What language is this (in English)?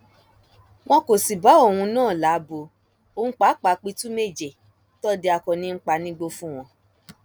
Yoruba